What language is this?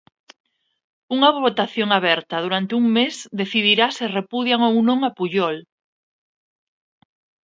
Galician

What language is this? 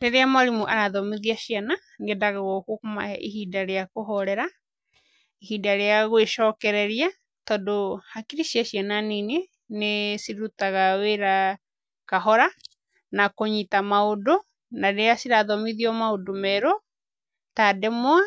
Kikuyu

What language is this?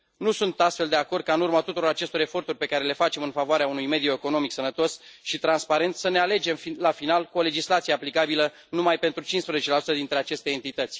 Romanian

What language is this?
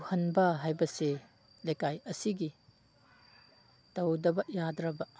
Manipuri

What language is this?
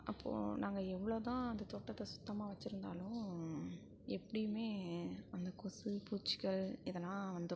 Tamil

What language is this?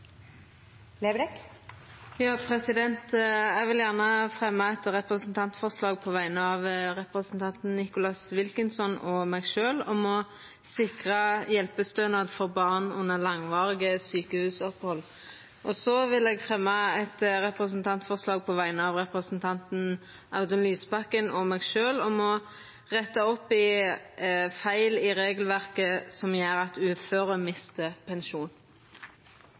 Norwegian Nynorsk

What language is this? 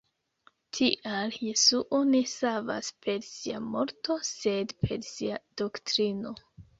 Esperanto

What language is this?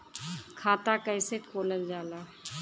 Bhojpuri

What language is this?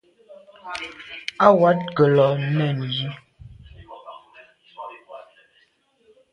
Medumba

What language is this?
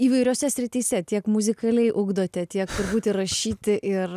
Lithuanian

